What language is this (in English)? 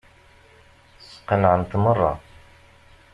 Kabyle